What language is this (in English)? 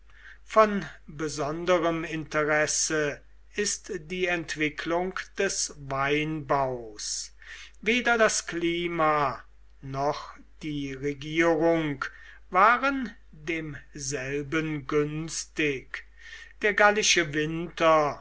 German